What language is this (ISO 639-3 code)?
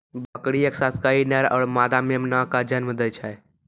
mai